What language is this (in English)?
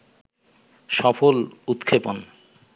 Bangla